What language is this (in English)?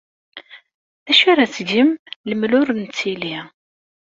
Kabyle